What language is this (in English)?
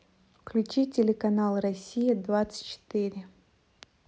Russian